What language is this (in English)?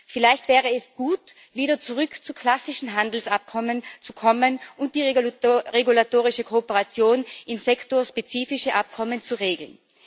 German